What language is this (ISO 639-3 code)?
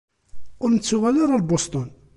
kab